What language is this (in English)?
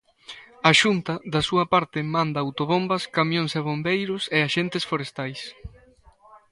Galician